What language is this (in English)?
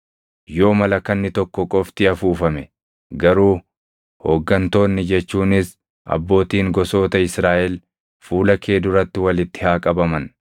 Oromo